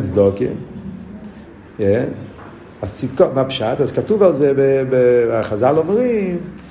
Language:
Hebrew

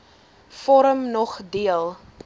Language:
Afrikaans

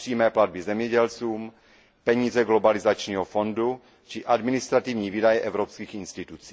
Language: Czech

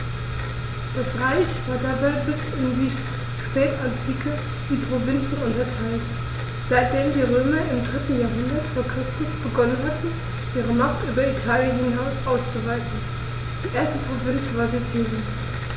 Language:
German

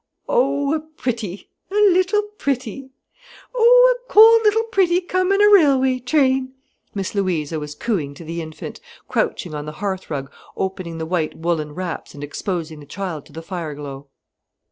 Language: English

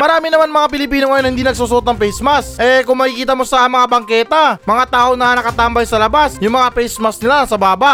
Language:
Filipino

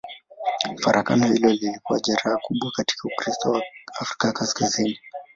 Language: Swahili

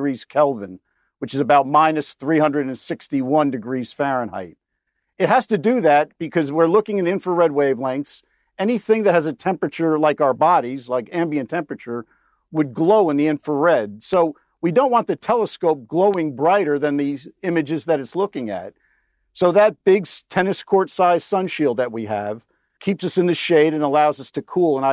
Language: English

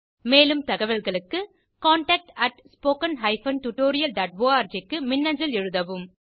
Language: Tamil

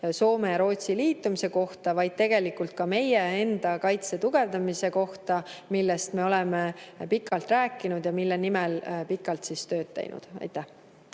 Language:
Estonian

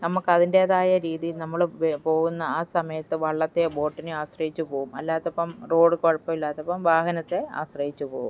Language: Malayalam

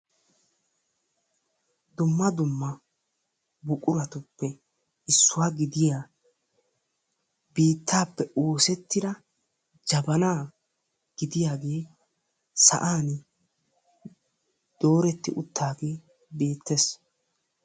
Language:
Wolaytta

